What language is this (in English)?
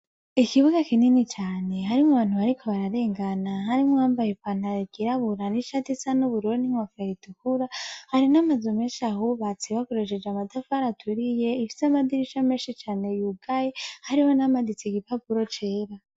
Rundi